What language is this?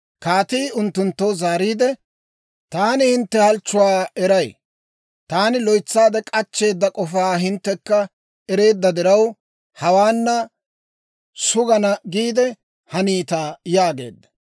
Dawro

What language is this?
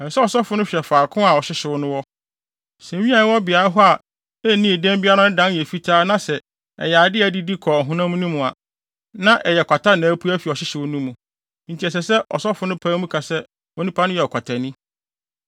Akan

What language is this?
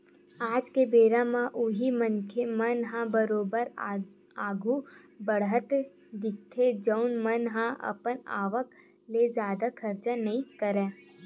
Chhattisgarhi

